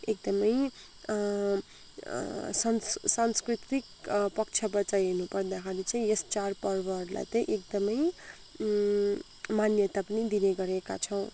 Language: Nepali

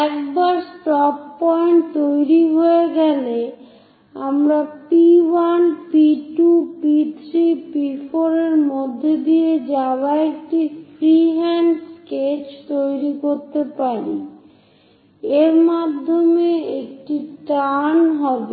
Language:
Bangla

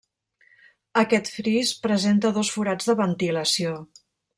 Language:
Catalan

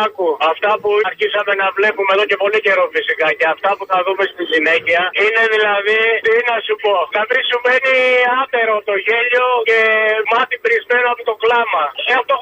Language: Greek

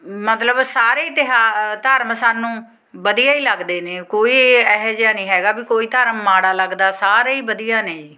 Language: Punjabi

